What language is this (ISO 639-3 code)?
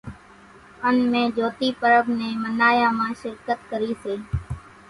gjk